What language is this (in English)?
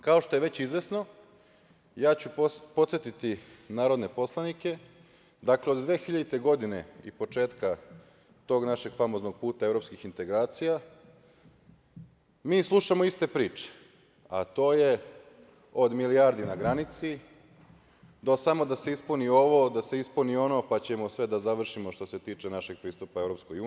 Serbian